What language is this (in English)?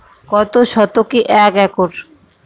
Bangla